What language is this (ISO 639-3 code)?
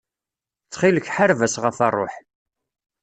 kab